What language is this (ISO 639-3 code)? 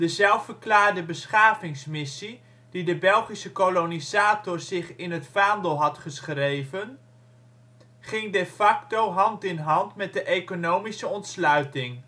nld